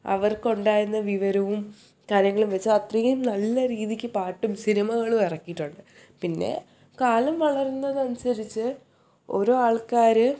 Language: Malayalam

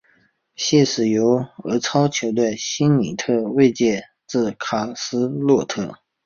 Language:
Chinese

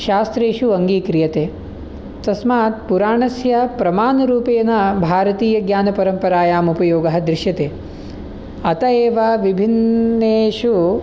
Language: Sanskrit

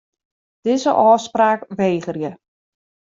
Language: Western Frisian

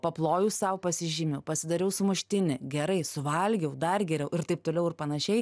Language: Lithuanian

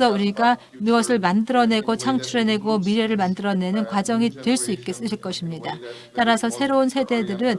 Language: Korean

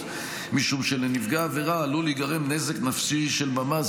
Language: Hebrew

